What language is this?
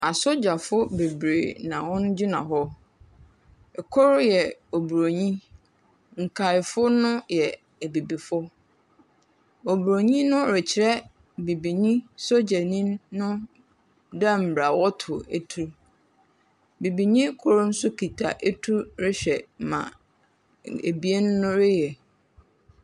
Akan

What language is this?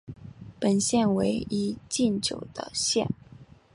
Chinese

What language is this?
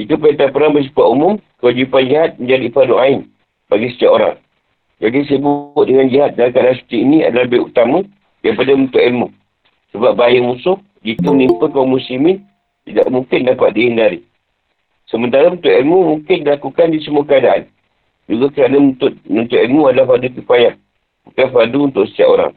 Malay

